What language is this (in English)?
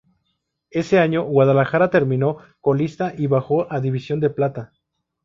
Spanish